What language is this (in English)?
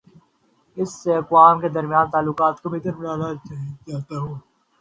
Urdu